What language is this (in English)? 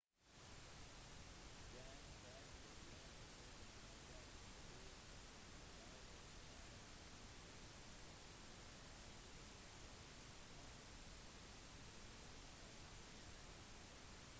Norwegian Bokmål